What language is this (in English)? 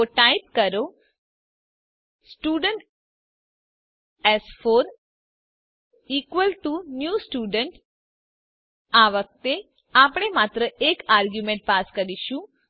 Gujarati